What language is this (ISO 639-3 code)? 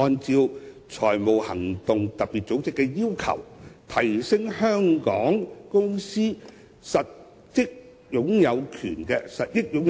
yue